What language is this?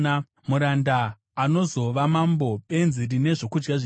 Shona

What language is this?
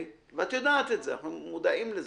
Hebrew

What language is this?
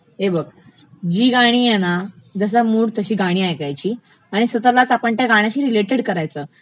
Marathi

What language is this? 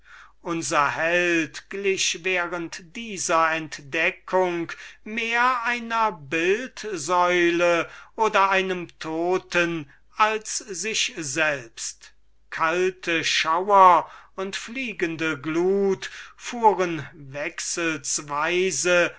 German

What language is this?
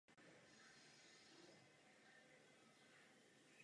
Czech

